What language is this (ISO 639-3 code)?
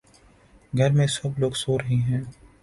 urd